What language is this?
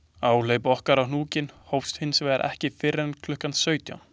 Icelandic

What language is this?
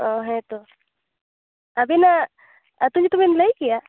Santali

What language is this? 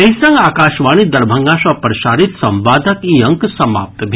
Maithili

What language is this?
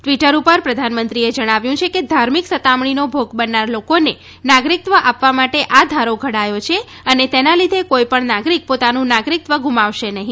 Gujarati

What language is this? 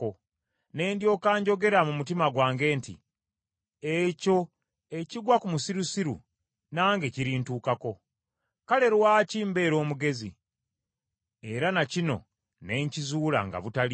Ganda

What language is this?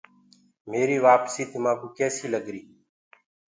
Gurgula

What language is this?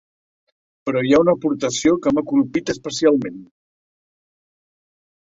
Catalan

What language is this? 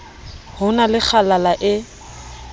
Southern Sotho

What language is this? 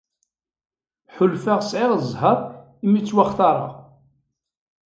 Kabyle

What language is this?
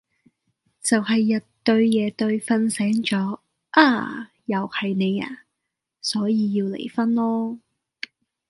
Cantonese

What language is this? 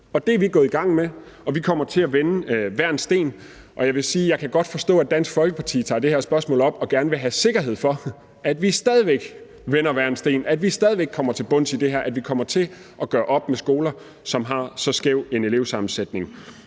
Danish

